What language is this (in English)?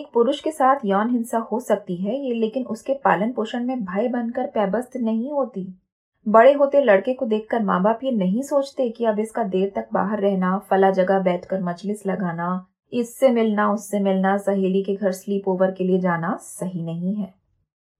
Hindi